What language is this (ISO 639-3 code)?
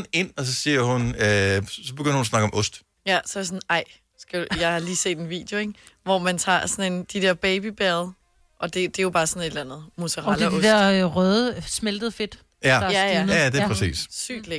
dan